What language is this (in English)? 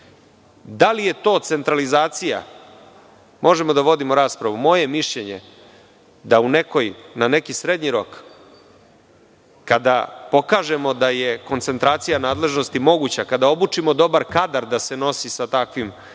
Serbian